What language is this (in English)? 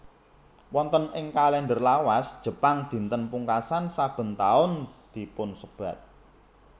Javanese